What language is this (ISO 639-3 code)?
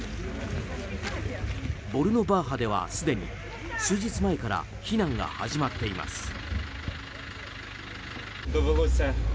jpn